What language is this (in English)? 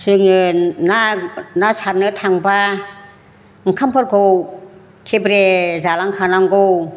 Bodo